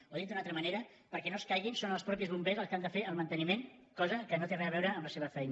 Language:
Catalan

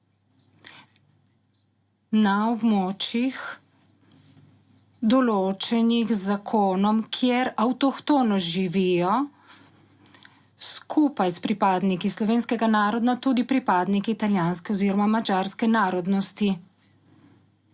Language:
Slovenian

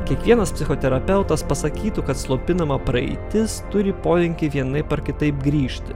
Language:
Lithuanian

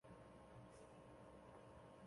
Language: Chinese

